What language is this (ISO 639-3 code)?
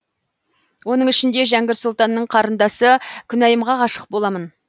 kaz